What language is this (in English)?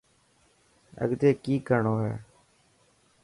Dhatki